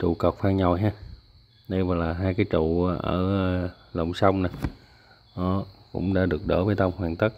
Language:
Vietnamese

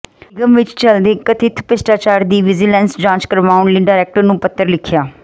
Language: Punjabi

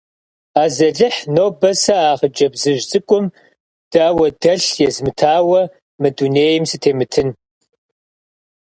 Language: Kabardian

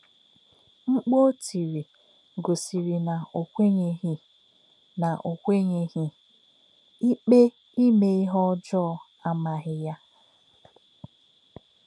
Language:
Igbo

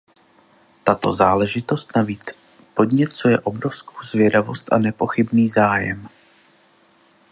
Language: Czech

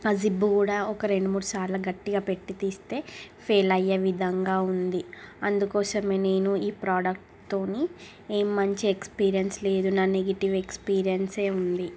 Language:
Telugu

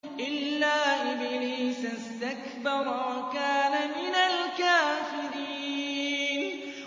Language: Arabic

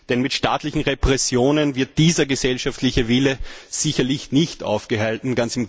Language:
German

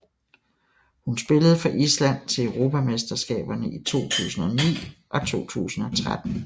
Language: Danish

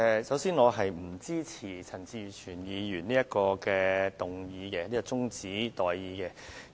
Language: Cantonese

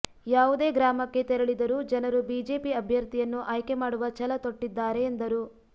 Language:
Kannada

